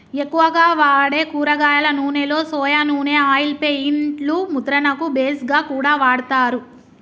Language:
Telugu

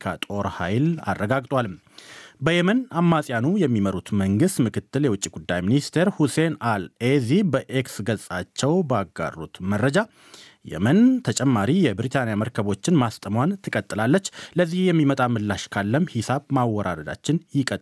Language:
Amharic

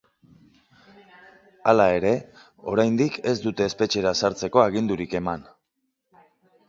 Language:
Basque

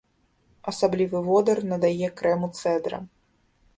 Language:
Belarusian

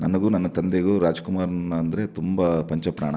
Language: Kannada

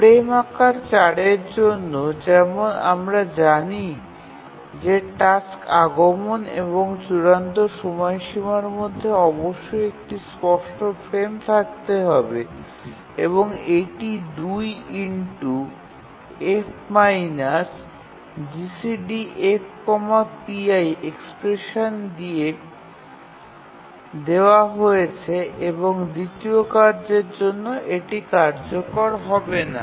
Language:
Bangla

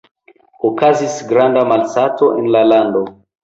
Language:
Esperanto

